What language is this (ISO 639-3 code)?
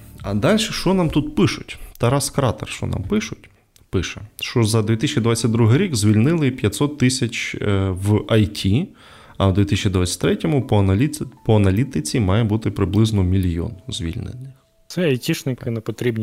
ukr